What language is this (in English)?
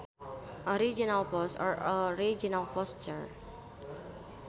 Sundanese